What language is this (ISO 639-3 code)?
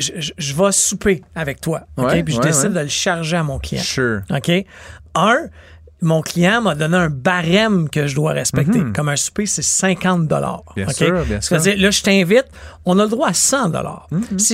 fra